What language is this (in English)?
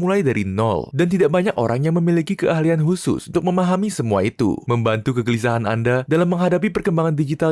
Indonesian